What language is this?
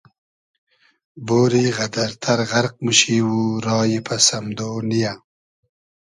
Hazaragi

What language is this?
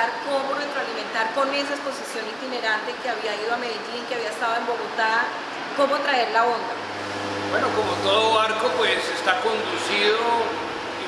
Spanish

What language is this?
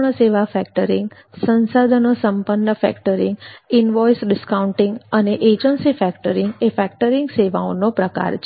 Gujarati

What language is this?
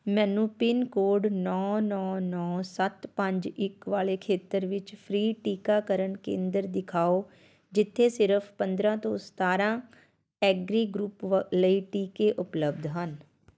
Punjabi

